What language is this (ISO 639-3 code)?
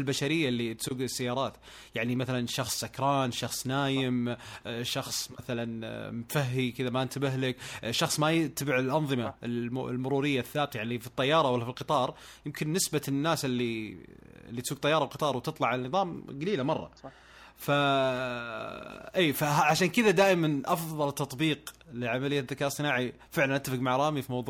ara